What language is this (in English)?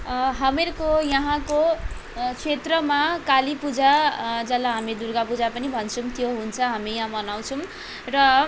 Nepali